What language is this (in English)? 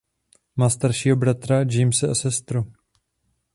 Czech